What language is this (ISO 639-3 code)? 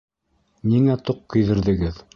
bak